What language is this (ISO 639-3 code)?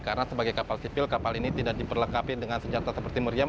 ind